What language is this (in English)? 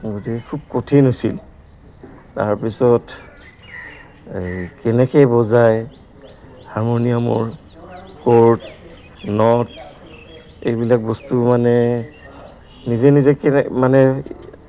Assamese